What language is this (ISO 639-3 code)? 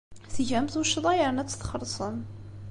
kab